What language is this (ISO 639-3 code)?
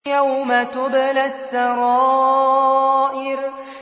ara